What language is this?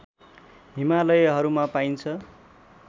Nepali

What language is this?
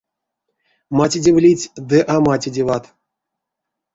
Erzya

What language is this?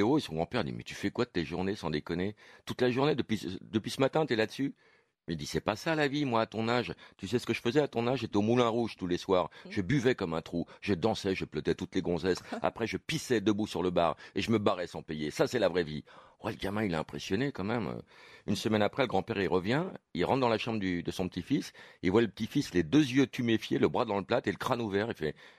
French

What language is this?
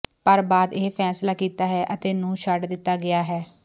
Punjabi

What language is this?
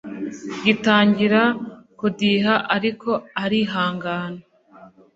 Kinyarwanda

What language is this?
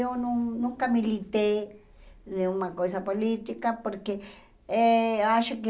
Portuguese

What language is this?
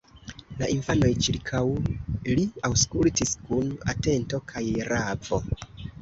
Esperanto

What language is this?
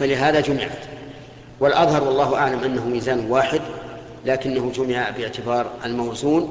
Arabic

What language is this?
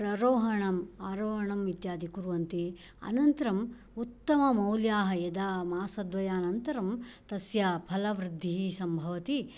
Sanskrit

